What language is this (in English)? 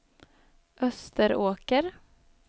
Swedish